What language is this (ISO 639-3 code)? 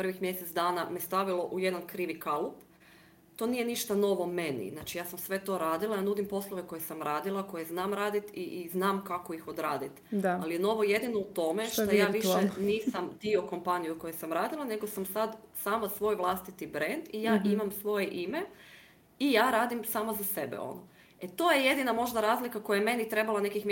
hrv